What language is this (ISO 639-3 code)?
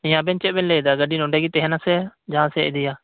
sat